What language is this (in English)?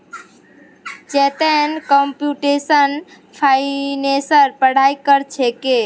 Magahi